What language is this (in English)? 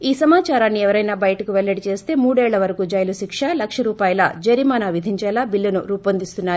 Telugu